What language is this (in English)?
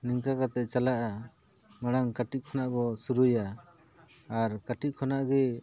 Santali